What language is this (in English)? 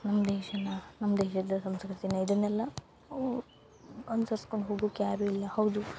Kannada